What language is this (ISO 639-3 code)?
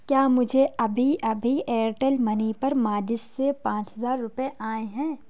urd